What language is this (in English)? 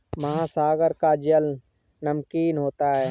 Hindi